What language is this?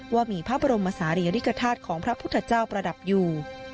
Thai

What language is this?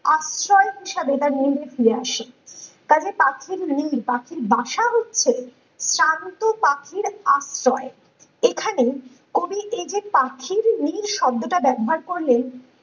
Bangla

